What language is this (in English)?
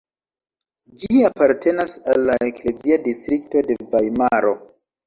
Esperanto